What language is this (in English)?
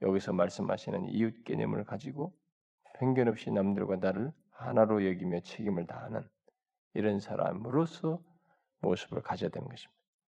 Korean